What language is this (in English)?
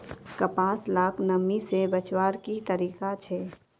Magahi